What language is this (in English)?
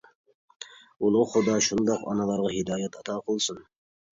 Uyghur